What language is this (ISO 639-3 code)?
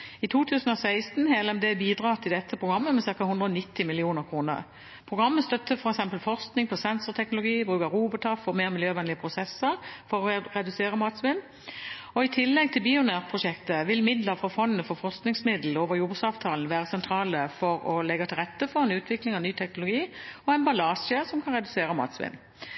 nob